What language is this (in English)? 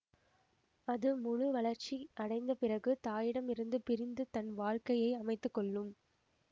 Tamil